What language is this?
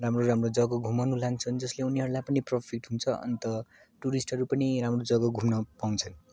Nepali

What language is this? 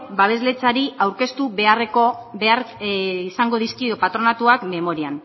Basque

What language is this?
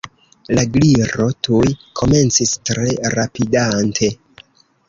Esperanto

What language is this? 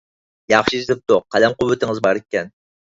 Uyghur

